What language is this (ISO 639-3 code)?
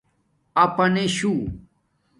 dmk